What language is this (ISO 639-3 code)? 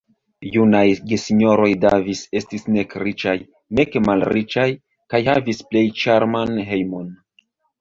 epo